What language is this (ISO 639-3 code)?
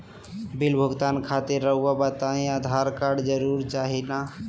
mag